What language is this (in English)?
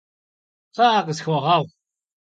Kabardian